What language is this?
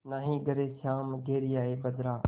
Hindi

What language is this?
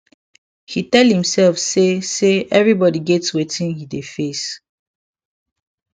Nigerian Pidgin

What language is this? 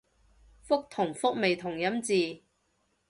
Cantonese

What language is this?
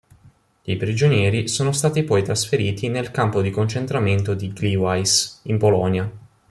Italian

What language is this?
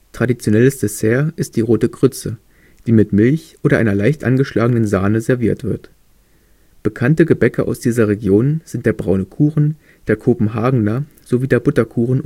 German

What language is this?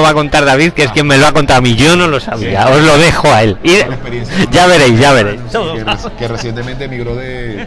Spanish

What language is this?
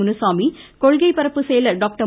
Tamil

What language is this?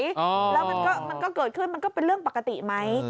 Thai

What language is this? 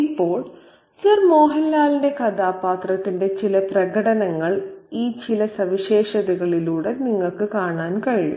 Malayalam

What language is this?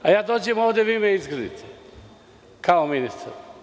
Serbian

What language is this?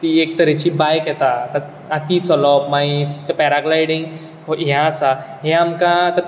Konkani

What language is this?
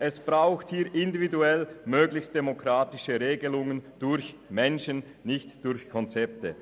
Swiss German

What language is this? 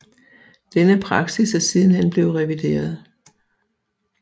Danish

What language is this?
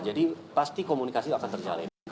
Indonesian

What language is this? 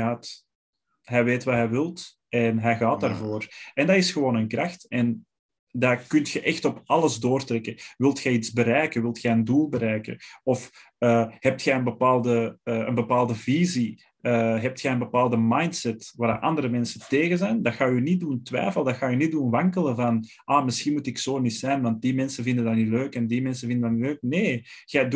Dutch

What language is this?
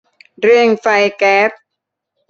Thai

